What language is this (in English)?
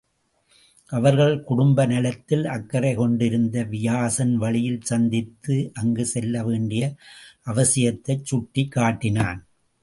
Tamil